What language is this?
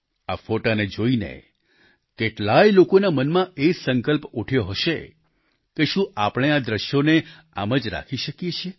Gujarati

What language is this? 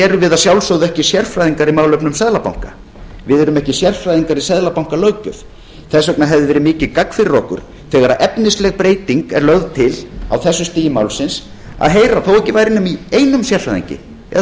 Icelandic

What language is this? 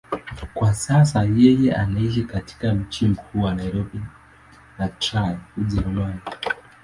Swahili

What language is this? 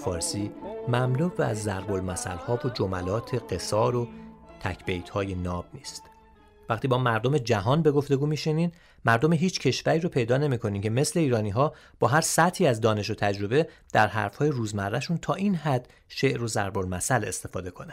Persian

